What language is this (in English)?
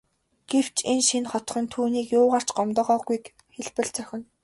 Mongolian